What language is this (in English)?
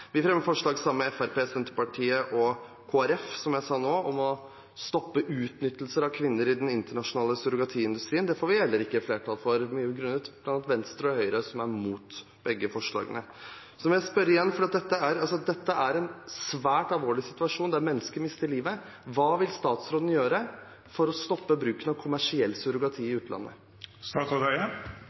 Norwegian Bokmål